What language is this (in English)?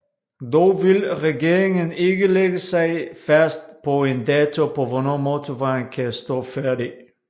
Danish